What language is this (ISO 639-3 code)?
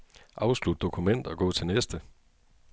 dan